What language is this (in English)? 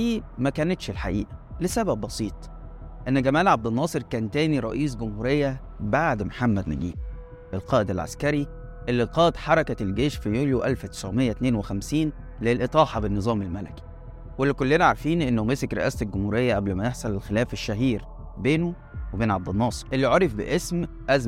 Arabic